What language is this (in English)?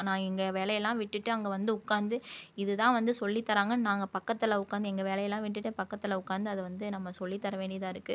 Tamil